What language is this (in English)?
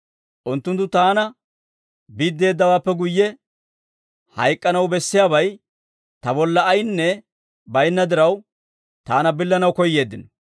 Dawro